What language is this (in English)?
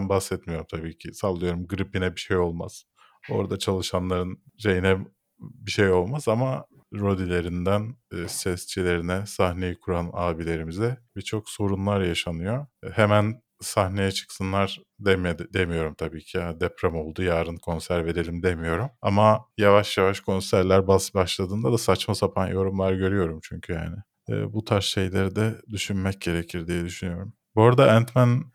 Turkish